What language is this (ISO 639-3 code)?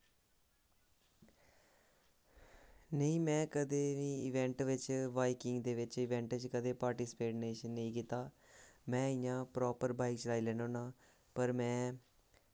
doi